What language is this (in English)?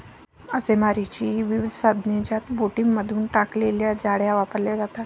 Marathi